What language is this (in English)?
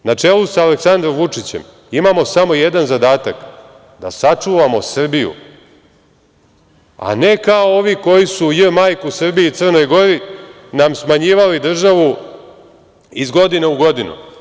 Serbian